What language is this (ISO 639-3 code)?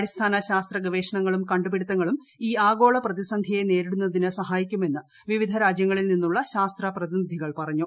mal